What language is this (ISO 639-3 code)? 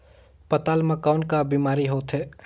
hne